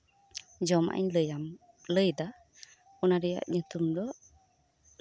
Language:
Santali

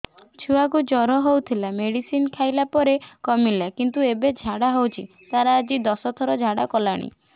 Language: Odia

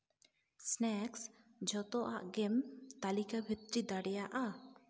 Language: Santali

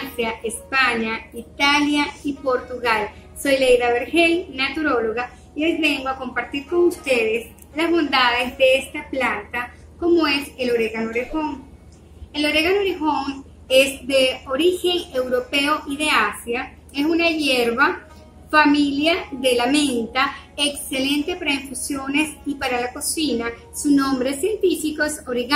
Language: Spanish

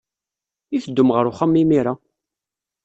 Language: Kabyle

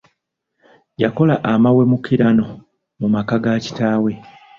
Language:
Ganda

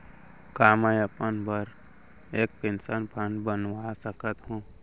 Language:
Chhattisgarhi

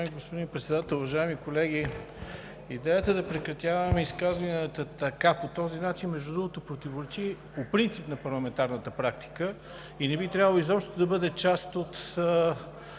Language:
Bulgarian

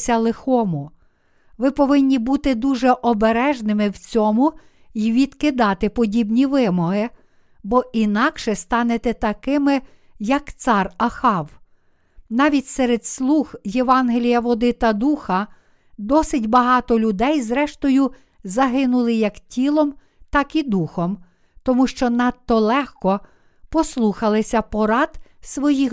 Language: Ukrainian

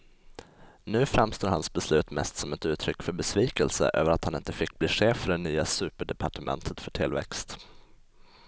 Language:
Swedish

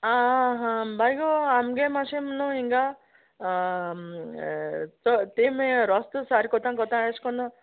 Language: Konkani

